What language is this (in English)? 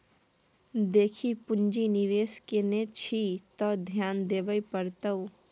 Maithili